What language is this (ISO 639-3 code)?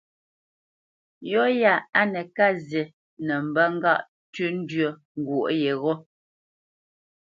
bce